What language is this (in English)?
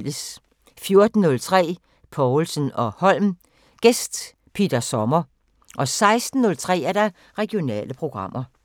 Danish